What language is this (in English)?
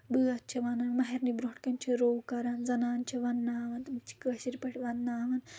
Kashmiri